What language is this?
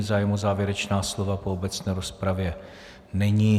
Czech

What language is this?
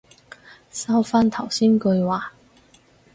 Cantonese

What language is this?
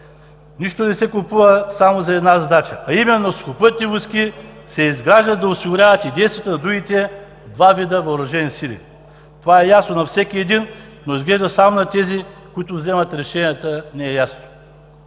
Bulgarian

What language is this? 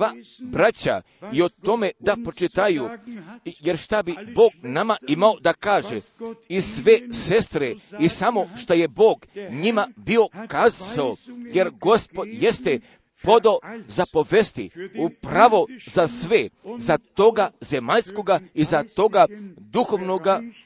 Croatian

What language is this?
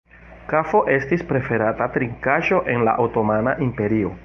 Esperanto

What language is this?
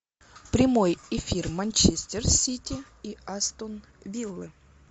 Russian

